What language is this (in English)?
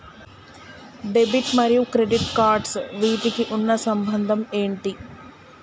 Telugu